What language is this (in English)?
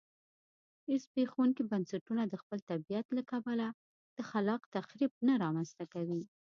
Pashto